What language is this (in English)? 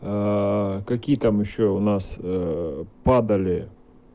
Russian